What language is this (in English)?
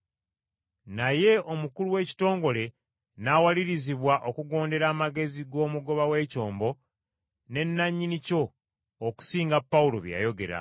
Ganda